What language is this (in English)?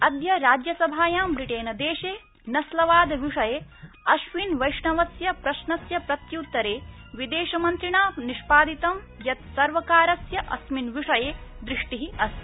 Sanskrit